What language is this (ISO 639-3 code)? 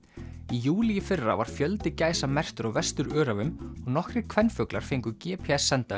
isl